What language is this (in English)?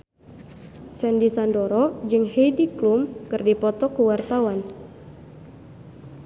Sundanese